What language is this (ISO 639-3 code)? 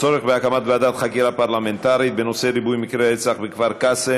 heb